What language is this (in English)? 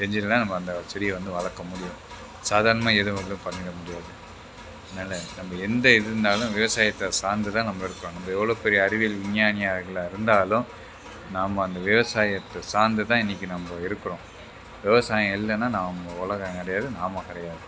Tamil